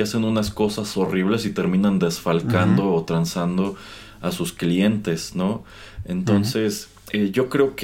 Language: Spanish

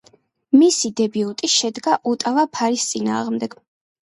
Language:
Georgian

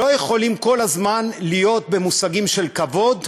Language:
Hebrew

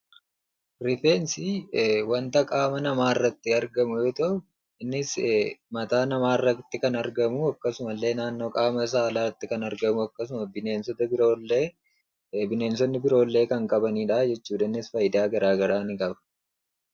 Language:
Oromo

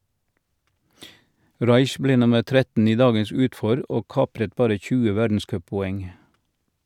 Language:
Norwegian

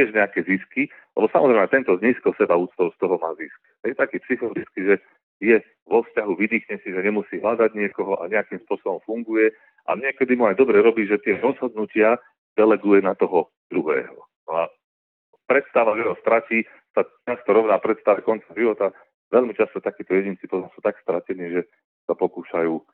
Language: Slovak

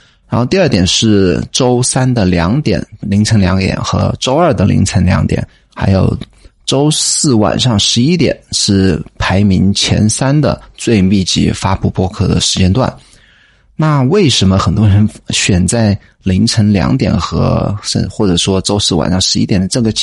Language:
Chinese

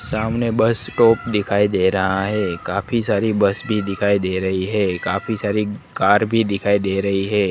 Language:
Hindi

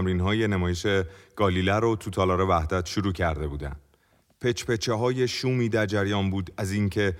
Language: Persian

